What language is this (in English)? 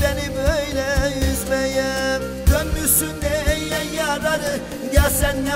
Arabic